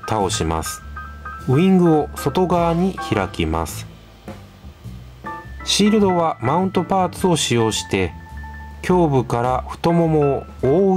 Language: Japanese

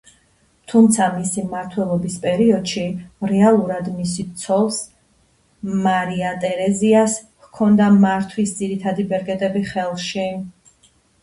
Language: Georgian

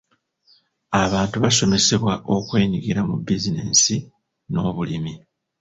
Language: Ganda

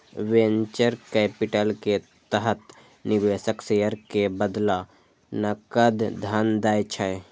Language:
Maithili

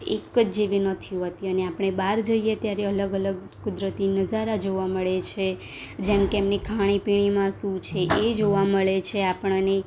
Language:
Gujarati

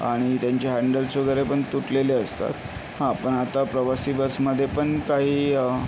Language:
Marathi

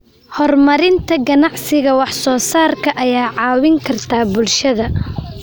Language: Somali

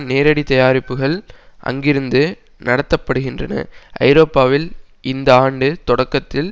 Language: Tamil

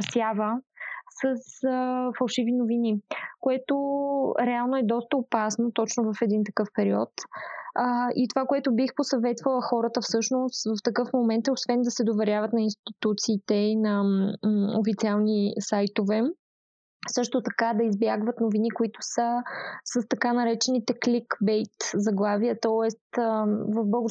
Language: Bulgarian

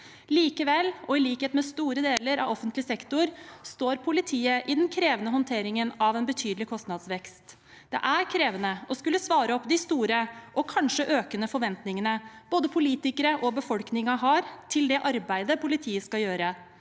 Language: Norwegian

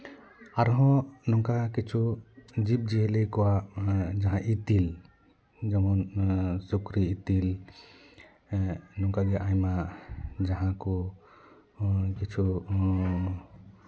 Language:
Santali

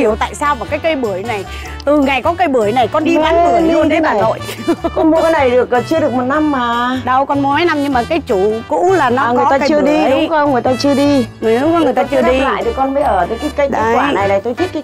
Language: Vietnamese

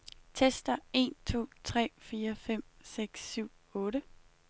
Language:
Danish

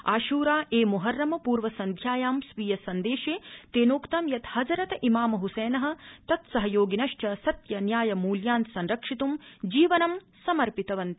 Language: Sanskrit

